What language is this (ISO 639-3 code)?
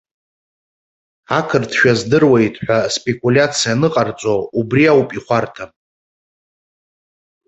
abk